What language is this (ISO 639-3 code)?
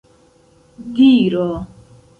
epo